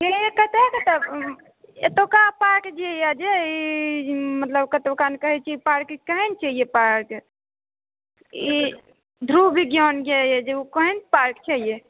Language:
Maithili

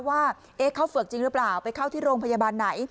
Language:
Thai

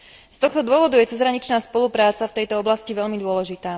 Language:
Slovak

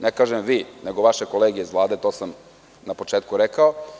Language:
Serbian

